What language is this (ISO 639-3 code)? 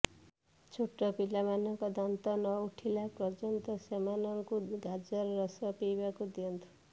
ori